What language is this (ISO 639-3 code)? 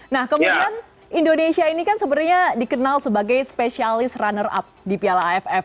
ind